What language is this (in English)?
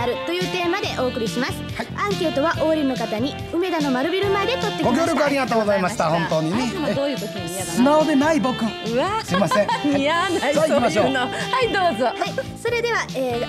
Japanese